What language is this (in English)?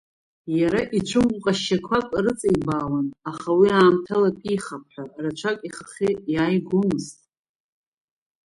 Abkhazian